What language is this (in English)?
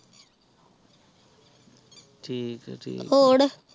Punjabi